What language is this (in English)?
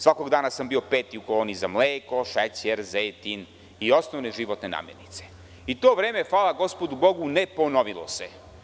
Serbian